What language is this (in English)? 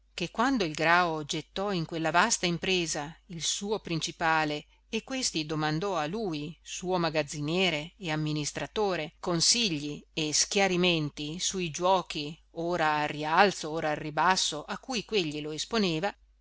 Italian